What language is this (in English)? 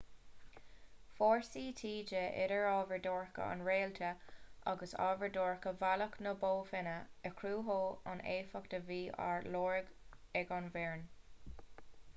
Irish